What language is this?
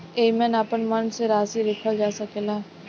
Bhojpuri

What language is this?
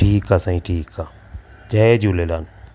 Sindhi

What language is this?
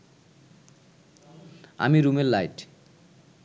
Bangla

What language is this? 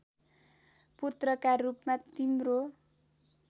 Nepali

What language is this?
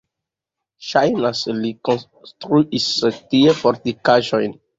Esperanto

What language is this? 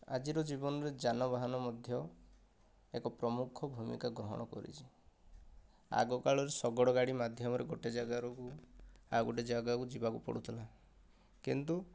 Odia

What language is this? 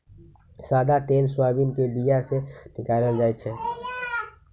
Magahi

